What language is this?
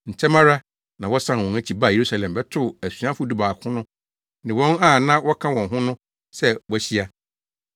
Akan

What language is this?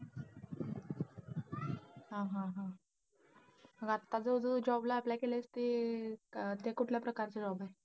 Marathi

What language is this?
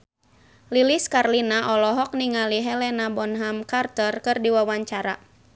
Sundanese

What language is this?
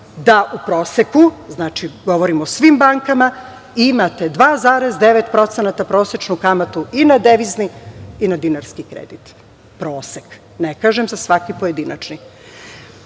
Serbian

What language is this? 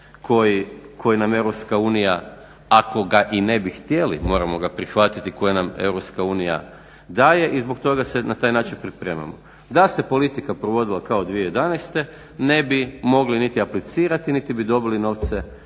Croatian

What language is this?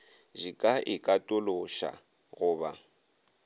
Northern Sotho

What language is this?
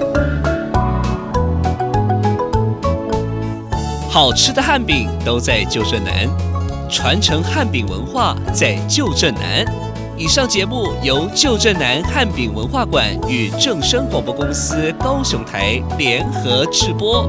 Chinese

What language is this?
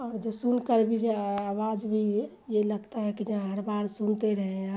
Urdu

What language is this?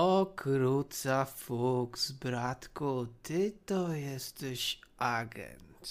Polish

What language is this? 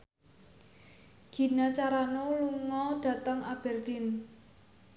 Javanese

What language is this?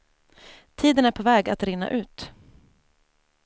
Swedish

